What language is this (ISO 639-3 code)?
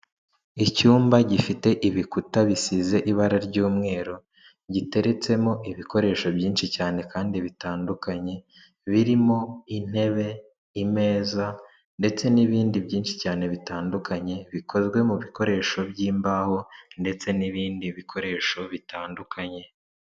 kin